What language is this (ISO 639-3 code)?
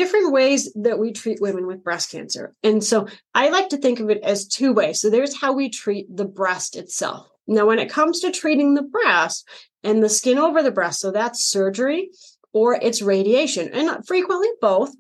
eng